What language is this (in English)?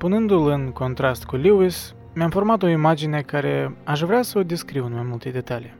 Romanian